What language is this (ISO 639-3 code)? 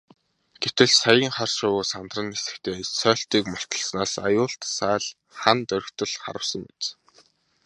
mon